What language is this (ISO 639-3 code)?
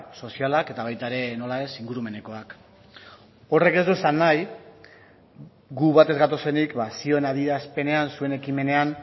eus